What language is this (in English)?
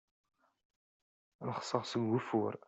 Kabyle